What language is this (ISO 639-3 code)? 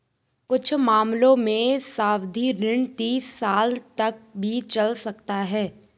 hin